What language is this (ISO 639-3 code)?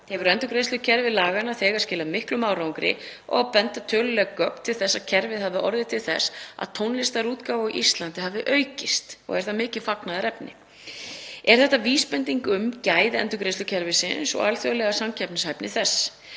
isl